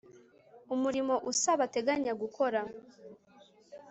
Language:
Kinyarwanda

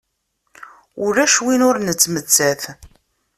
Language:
Kabyle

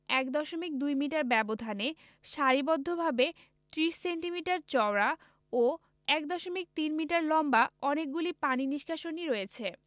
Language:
Bangla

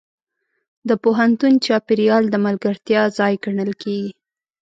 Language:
Pashto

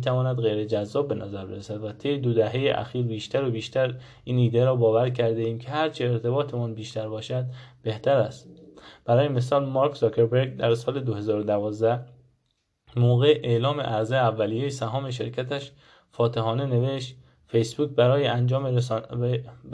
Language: Persian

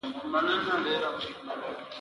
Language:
Pashto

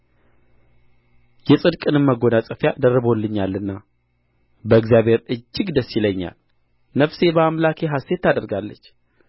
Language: Amharic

